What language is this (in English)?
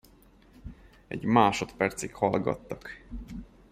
Hungarian